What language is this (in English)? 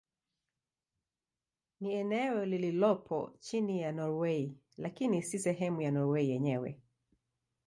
Swahili